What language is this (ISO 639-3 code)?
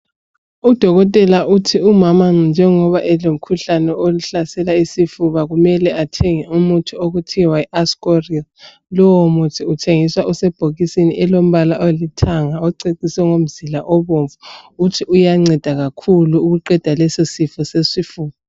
nde